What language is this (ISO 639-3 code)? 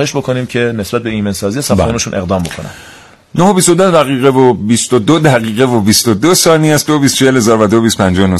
fas